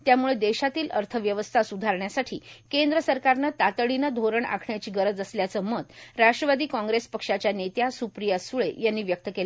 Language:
Marathi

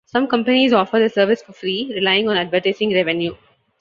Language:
English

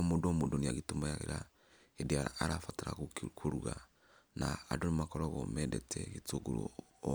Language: Kikuyu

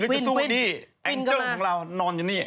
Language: Thai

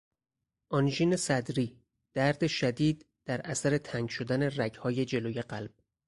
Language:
Persian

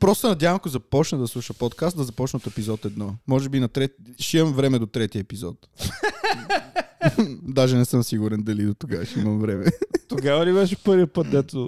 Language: Bulgarian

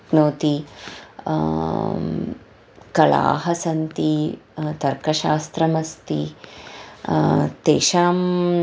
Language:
Sanskrit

